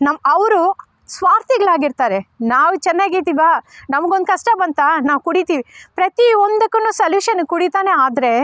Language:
Kannada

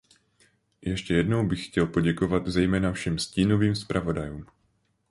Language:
Czech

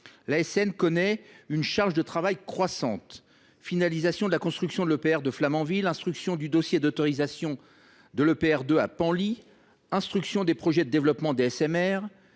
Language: French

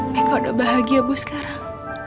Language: Indonesian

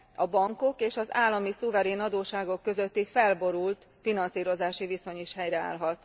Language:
Hungarian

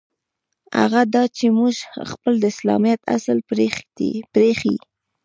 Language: Pashto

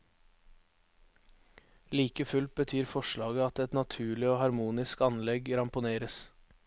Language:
Norwegian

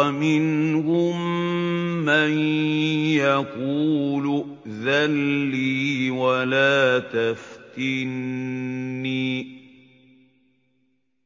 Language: Arabic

